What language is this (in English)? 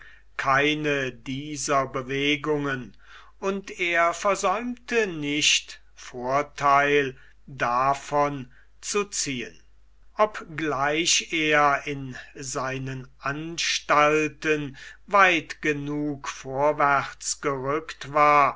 German